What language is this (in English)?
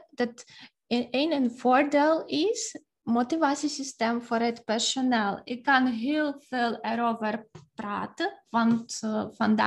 Dutch